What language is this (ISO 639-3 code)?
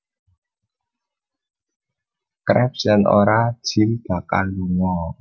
jav